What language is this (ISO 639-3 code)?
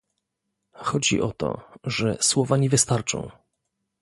pol